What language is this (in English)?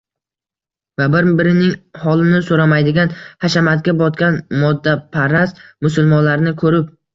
Uzbek